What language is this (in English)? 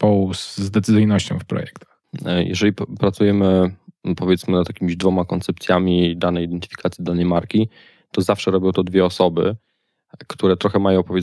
Polish